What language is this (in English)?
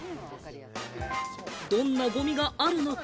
Japanese